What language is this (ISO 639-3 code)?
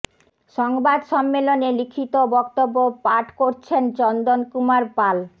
ben